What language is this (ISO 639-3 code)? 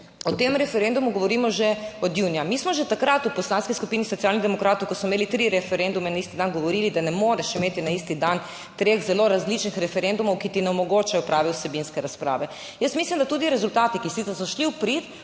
slv